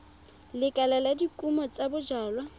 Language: Tswana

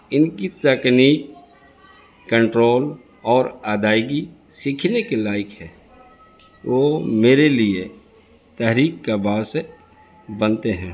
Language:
Urdu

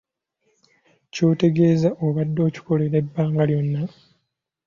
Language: Ganda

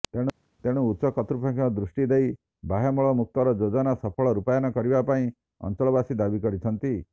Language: Odia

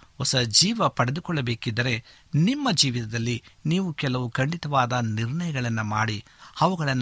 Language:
Kannada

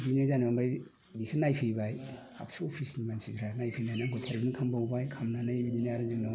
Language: Bodo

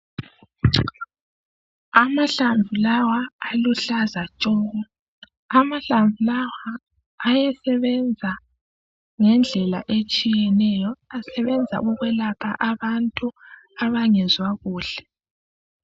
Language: North Ndebele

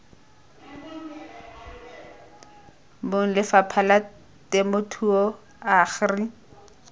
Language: Tswana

